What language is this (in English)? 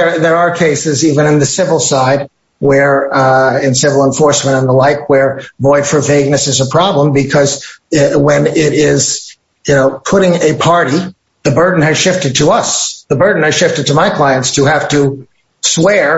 English